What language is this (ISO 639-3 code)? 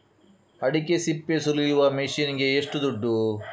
kan